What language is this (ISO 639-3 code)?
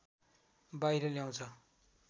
nep